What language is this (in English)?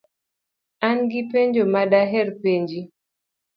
Luo (Kenya and Tanzania)